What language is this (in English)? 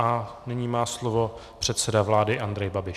Czech